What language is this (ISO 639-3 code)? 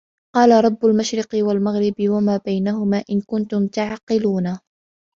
ara